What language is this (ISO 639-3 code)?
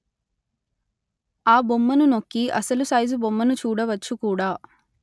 tel